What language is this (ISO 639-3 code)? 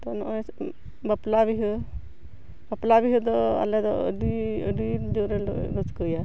sat